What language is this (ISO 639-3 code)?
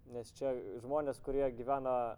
lit